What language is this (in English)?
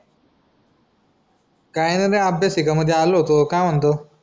Marathi